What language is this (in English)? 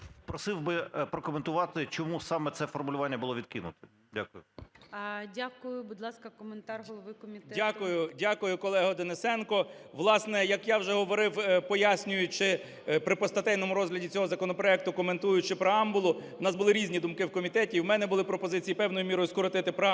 Ukrainian